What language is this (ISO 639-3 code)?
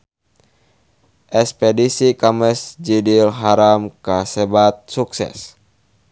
sun